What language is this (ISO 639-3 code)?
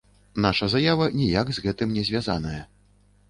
bel